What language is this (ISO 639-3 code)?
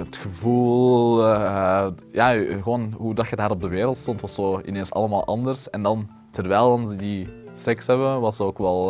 nld